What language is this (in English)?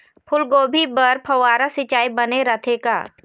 Chhattisgarhi